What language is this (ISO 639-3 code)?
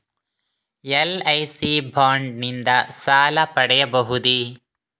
kan